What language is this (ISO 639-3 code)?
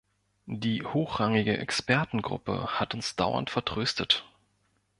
deu